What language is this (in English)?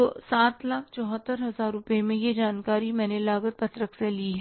Hindi